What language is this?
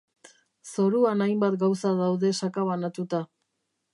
Basque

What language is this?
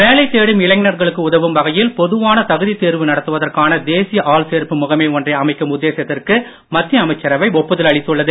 Tamil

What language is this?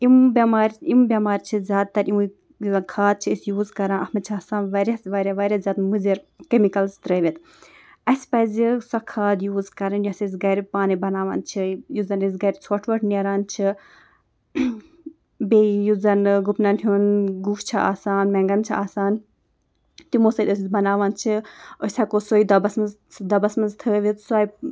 Kashmiri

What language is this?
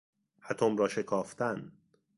Persian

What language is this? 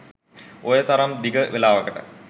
Sinhala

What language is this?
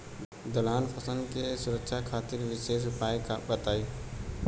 Bhojpuri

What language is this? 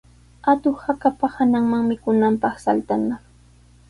Sihuas Ancash Quechua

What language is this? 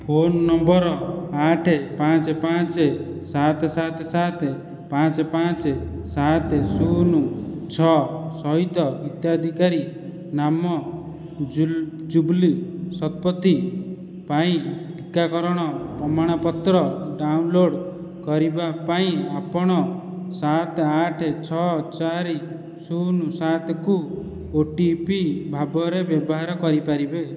Odia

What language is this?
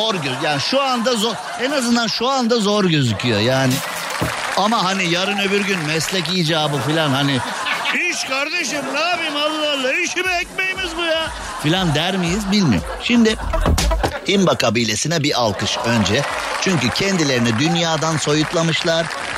Turkish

